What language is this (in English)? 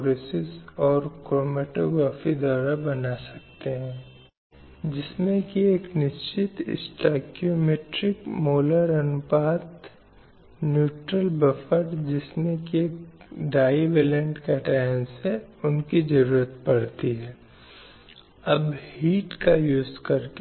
Hindi